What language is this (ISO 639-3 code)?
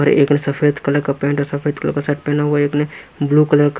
hin